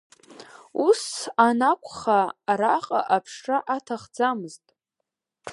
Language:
Abkhazian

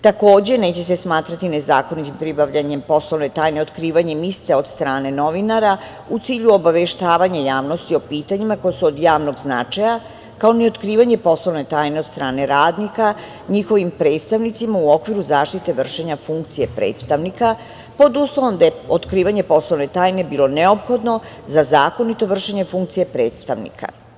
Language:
Serbian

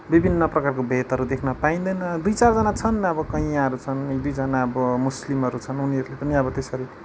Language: Nepali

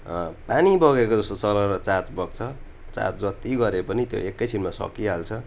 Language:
Nepali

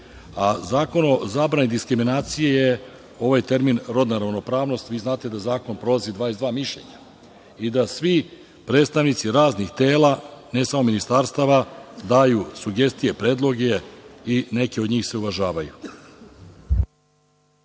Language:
Serbian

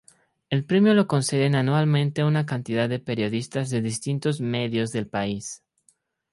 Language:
Spanish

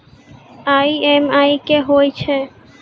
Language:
Maithili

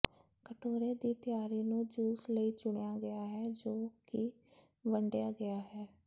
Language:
Punjabi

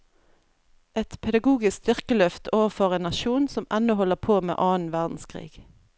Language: Norwegian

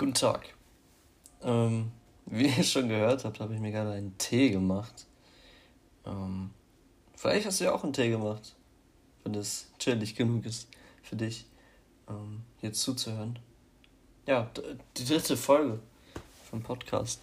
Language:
German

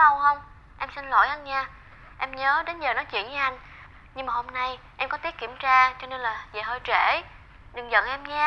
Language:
Vietnamese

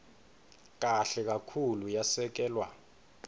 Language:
Swati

